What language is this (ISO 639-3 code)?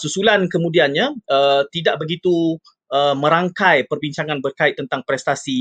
msa